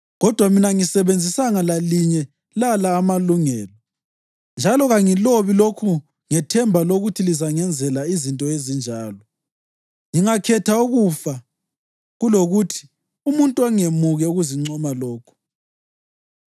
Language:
North Ndebele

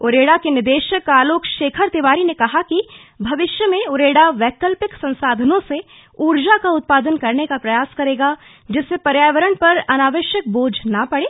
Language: Hindi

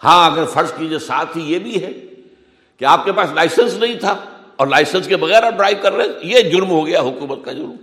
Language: Urdu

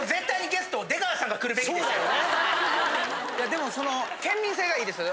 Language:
Japanese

